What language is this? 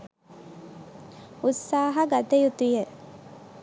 Sinhala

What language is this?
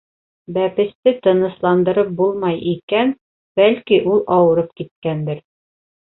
Bashkir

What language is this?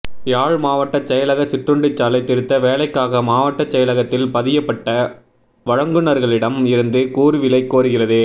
Tamil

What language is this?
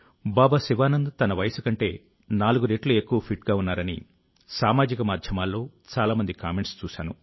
Telugu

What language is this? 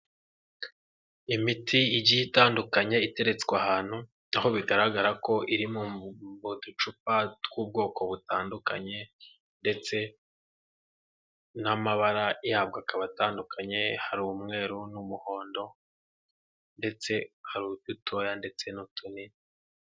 Kinyarwanda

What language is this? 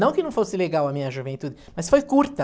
Portuguese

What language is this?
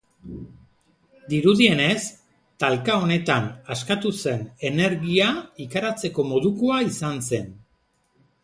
Basque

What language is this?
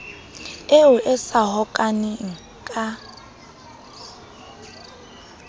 Southern Sotho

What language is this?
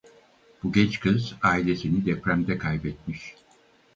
Turkish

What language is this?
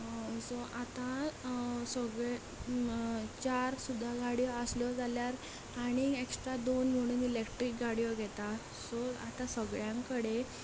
Konkani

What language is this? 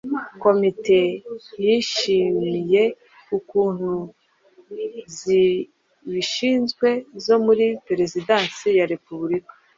Kinyarwanda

